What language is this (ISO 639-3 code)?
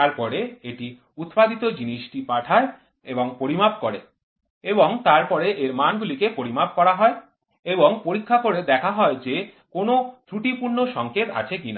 ben